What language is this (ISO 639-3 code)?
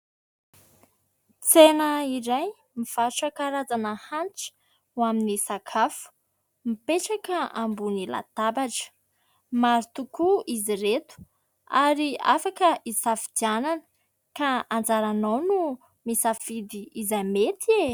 mlg